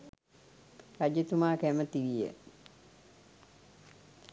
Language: Sinhala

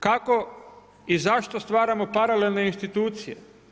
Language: Croatian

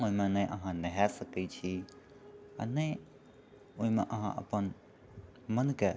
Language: Maithili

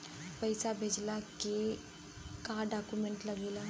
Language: Bhojpuri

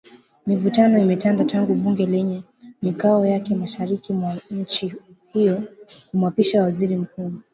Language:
Swahili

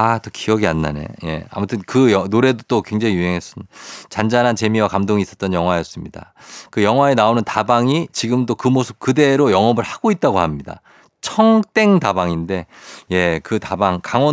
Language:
Korean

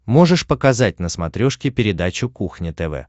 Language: Russian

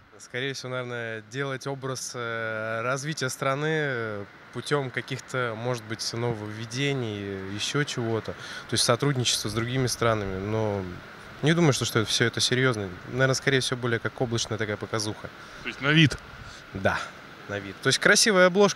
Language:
Russian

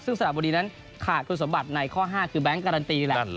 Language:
Thai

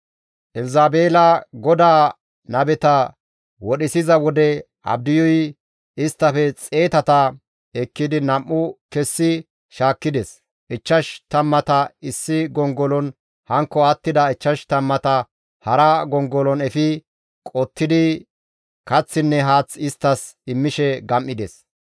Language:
Gamo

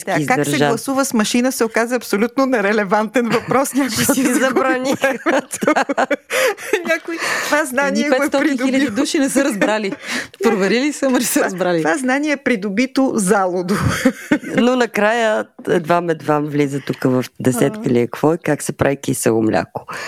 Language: Bulgarian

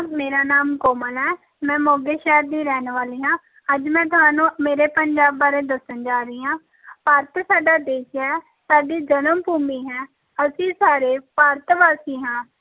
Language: Punjabi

